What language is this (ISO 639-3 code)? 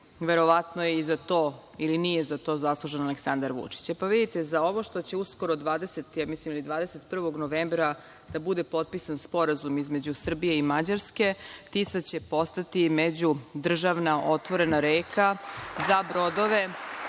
srp